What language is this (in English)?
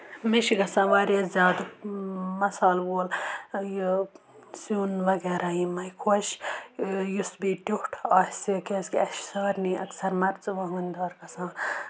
Kashmiri